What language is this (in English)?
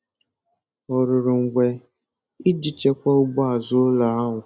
Igbo